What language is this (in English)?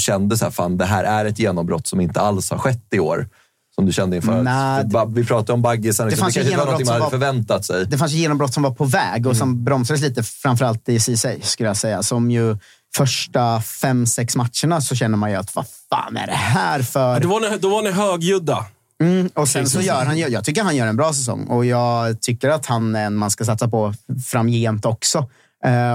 Swedish